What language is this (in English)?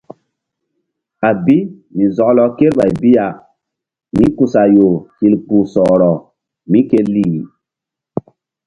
Mbum